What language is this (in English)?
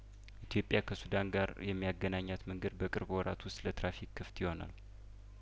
Amharic